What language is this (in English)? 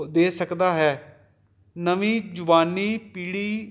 Punjabi